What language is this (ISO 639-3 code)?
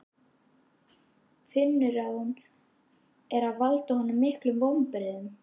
isl